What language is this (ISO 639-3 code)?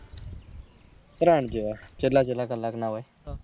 guj